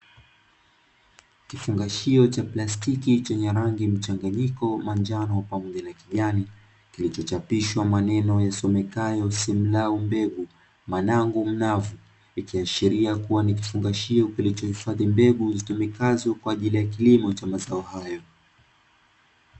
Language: Swahili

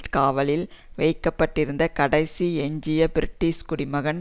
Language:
Tamil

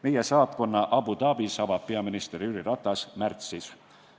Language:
Estonian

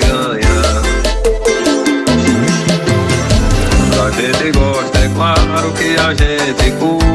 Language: Portuguese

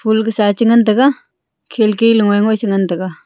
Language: Wancho Naga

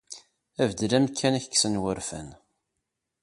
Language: Kabyle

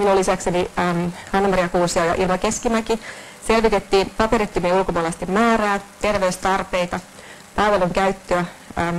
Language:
Finnish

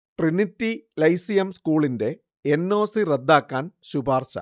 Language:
Malayalam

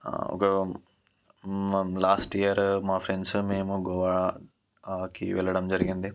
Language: Telugu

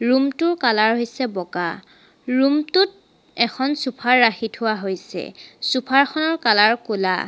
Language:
Assamese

